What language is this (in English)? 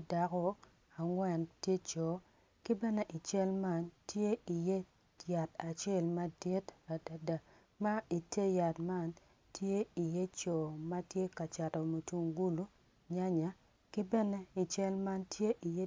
Acoli